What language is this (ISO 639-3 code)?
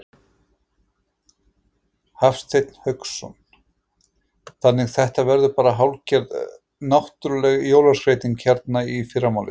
isl